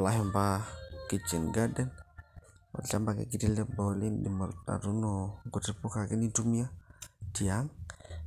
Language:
Masai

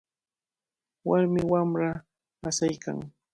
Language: Cajatambo North Lima Quechua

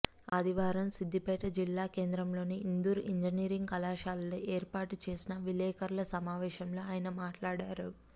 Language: Telugu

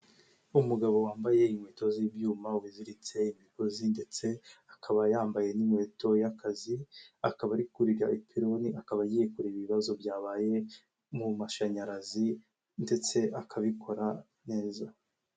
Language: Kinyarwanda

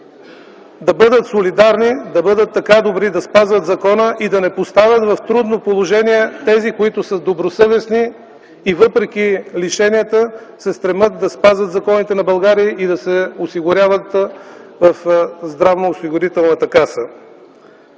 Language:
Bulgarian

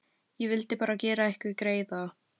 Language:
Icelandic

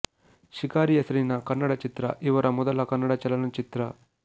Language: Kannada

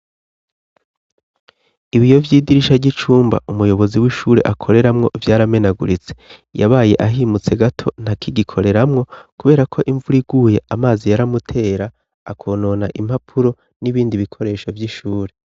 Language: Rundi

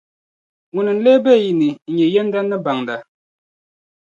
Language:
Dagbani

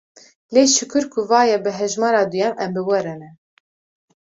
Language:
Kurdish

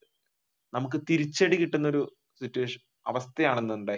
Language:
Malayalam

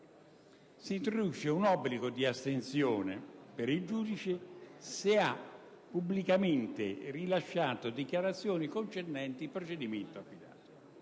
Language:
Italian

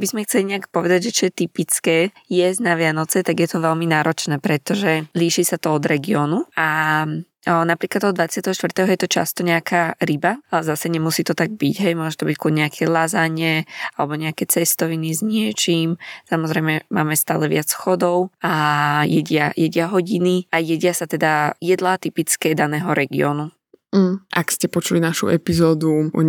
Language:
Slovak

